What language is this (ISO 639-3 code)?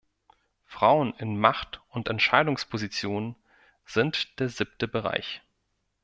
deu